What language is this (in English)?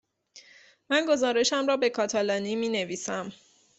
Persian